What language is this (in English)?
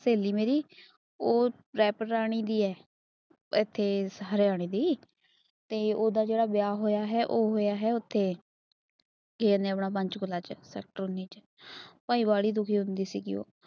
Punjabi